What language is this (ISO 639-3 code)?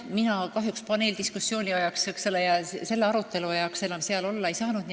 est